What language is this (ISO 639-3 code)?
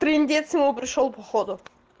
rus